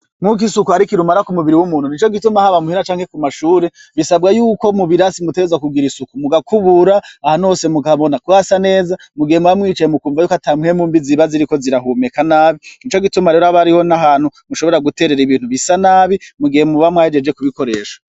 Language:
Rundi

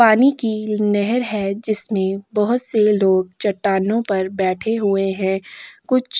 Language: Hindi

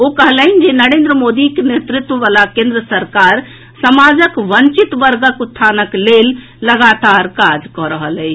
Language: Maithili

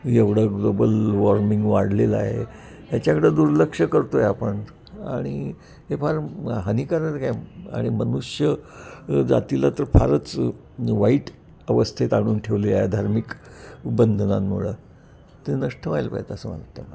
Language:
Marathi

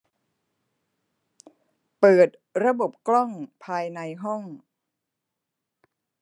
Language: Thai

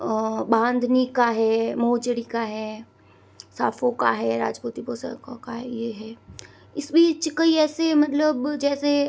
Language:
Hindi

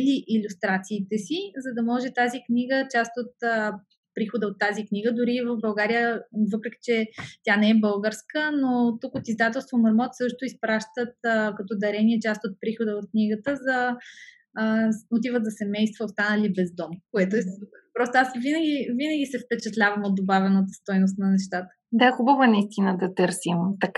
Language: Bulgarian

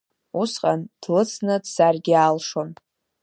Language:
Abkhazian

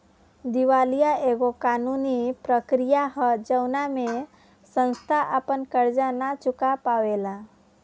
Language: Bhojpuri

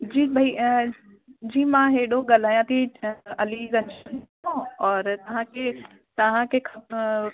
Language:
Sindhi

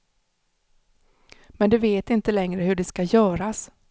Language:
Swedish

